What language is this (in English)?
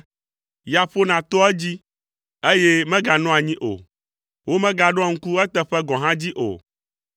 Ewe